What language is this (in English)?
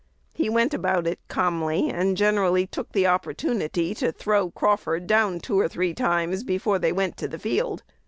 English